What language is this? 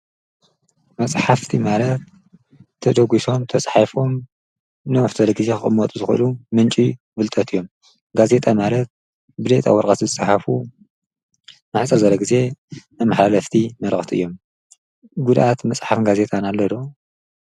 Tigrinya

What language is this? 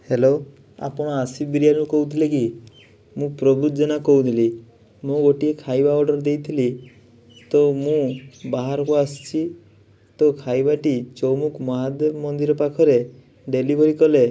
Odia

